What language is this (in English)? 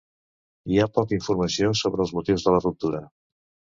Catalan